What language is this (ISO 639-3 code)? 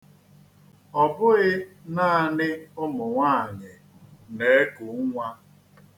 ibo